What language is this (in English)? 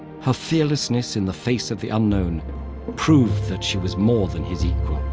English